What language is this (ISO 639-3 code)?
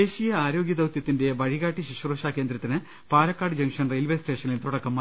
mal